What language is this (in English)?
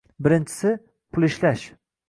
Uzbek